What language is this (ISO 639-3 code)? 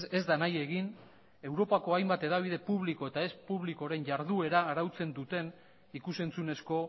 eus